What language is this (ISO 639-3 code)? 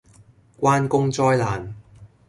yue